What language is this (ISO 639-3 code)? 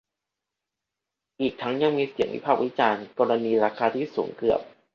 tha